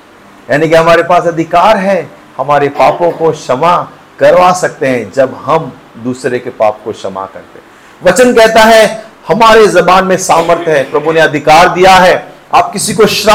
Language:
Hindi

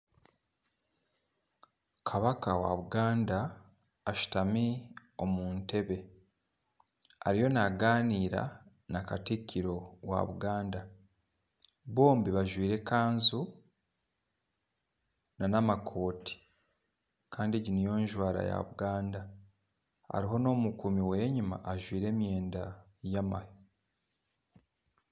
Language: Nyankole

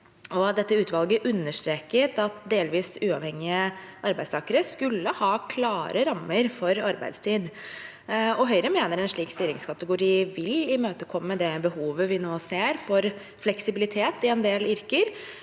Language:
Norwegian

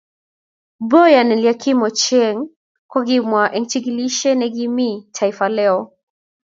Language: Kalenjin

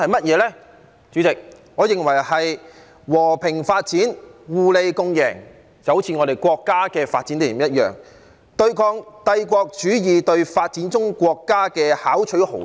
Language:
Cantonese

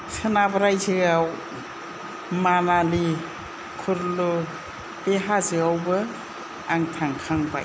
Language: Bodo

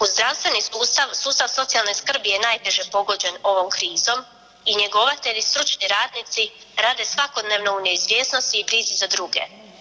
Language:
Croatian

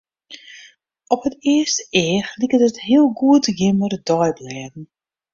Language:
Western Frisian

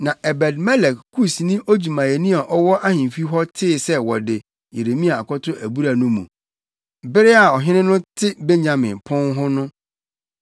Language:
Akan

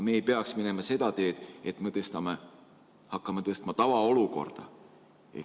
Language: Estonian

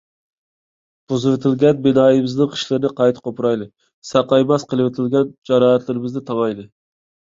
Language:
Uyghur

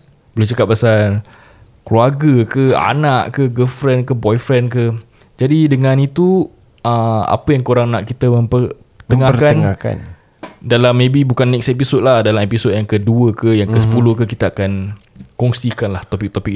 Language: Malay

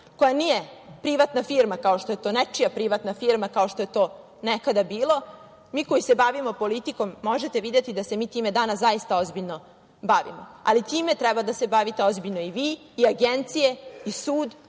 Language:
Serbian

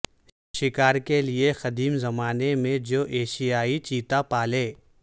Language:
Urdu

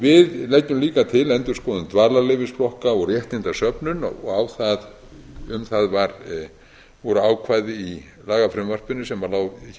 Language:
Icelandic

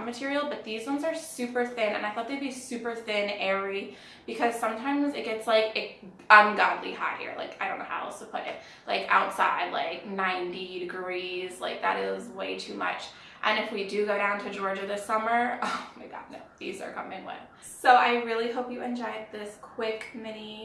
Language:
English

